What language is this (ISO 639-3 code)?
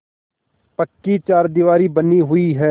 hin